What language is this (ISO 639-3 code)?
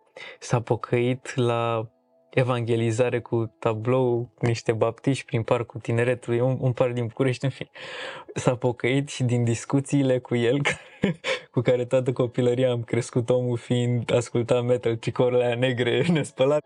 ron